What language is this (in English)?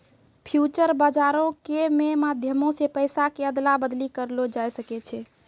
Maithili